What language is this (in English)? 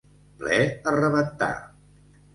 Catalan